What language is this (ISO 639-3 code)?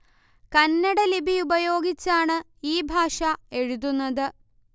mal